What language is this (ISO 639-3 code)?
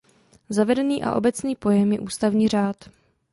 ces